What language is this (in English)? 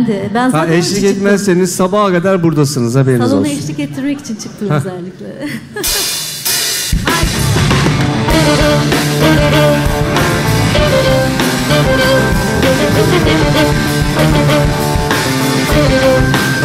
Turkish